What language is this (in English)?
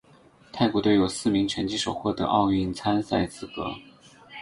Chinese